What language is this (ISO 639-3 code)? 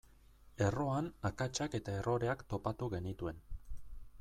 eus